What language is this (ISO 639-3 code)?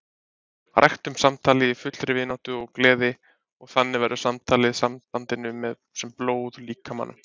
isl